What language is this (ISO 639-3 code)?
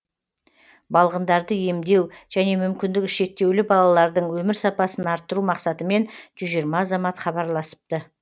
kaz